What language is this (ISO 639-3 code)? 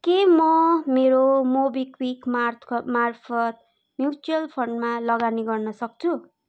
nep